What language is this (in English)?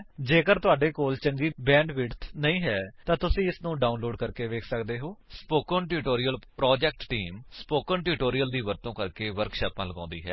Punjabi